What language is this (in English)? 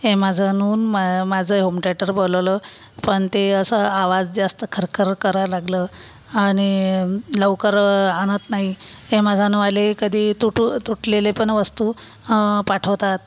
Marathi